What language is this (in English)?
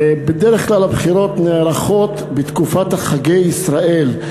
Hebrew